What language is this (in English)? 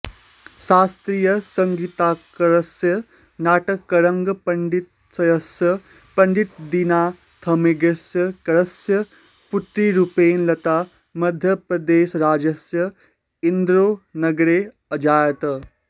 Sanskrit